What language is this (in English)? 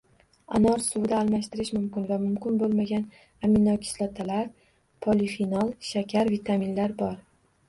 Uzbek